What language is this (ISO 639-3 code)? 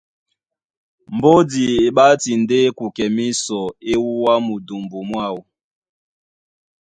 dua